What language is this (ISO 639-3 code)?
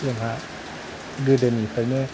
brx